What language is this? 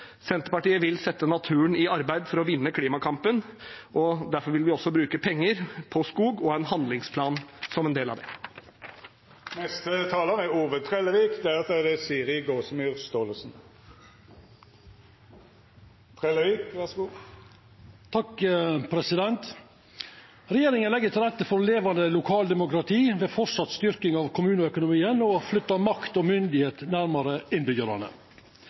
Norwegian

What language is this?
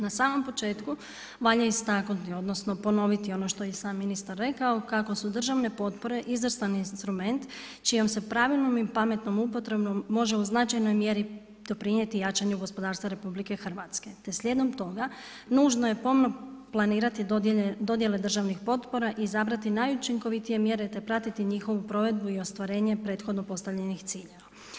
Croatian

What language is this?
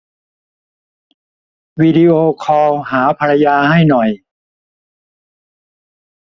Thai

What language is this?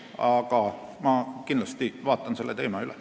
Estonian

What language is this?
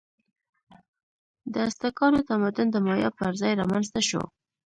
Pashto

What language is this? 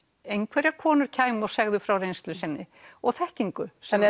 Icelandic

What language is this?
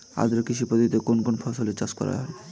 Bangla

